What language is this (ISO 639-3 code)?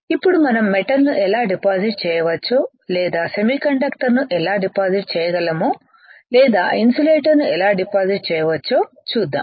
tel